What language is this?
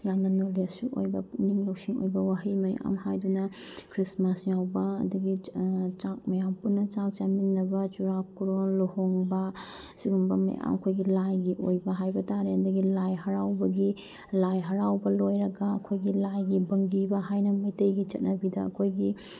Manipuri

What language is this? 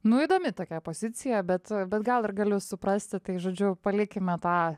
Lithuanian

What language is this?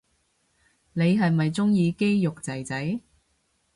Cantonese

